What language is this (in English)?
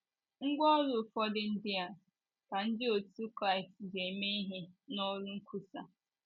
Igbo